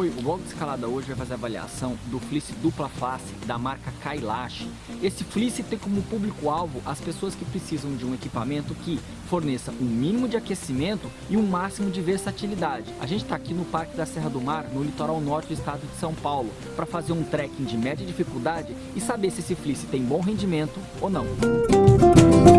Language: Portuguese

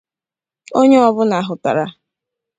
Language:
Igbo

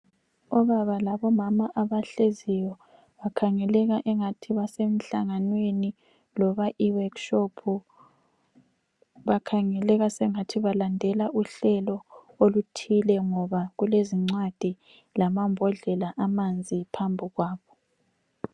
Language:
North Ndebele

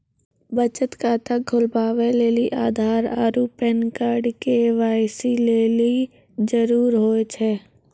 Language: Maithili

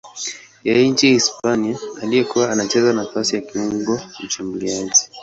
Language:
Swahili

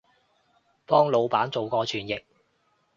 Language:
Cantonese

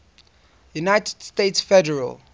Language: English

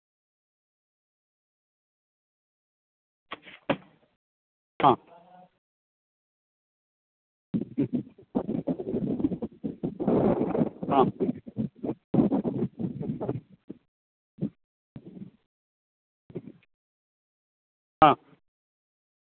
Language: Malayalam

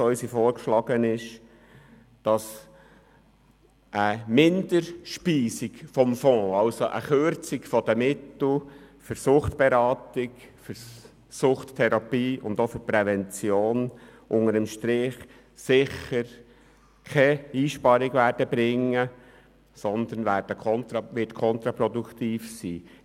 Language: Swiss German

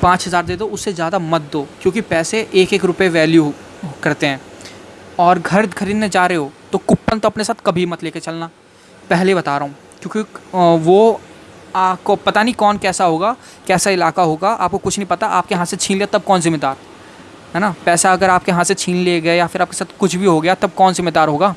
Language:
Hindi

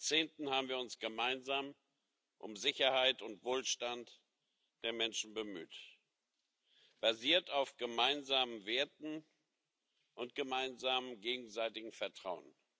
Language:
German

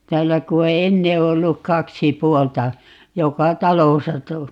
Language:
Finnish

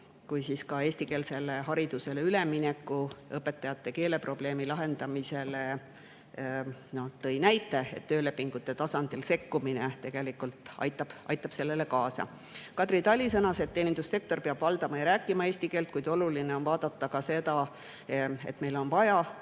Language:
Estonian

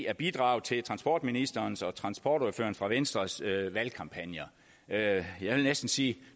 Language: Danish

